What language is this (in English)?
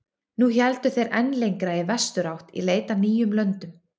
Icelandic